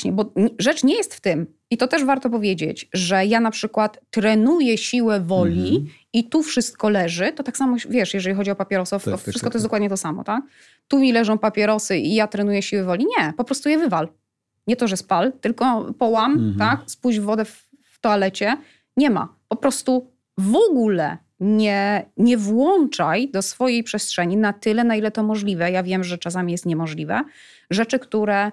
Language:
Polish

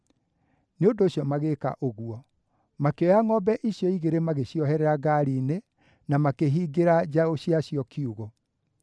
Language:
Kikuyu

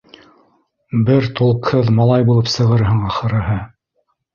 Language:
Bashkir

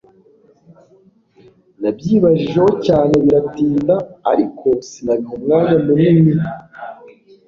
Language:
Kinyarwanda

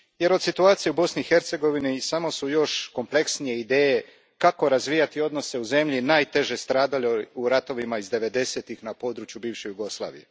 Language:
Croatian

